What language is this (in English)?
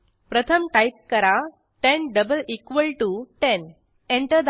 Marathi